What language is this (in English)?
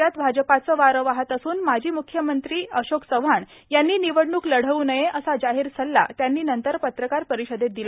Marathi